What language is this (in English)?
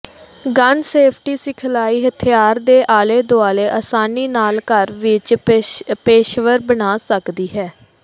Punjabi